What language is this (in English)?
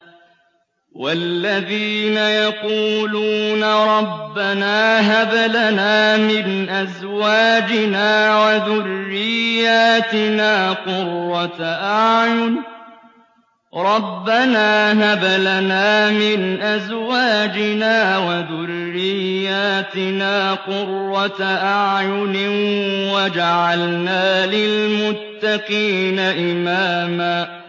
Arabic